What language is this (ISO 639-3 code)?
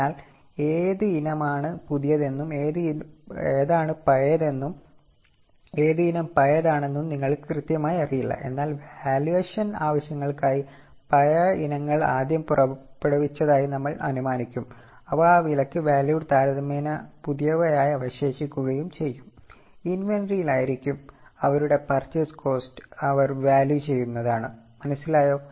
mal